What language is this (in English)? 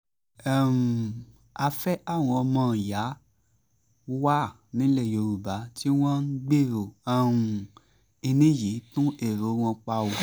Yoruba